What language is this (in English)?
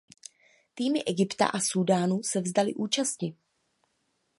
Czech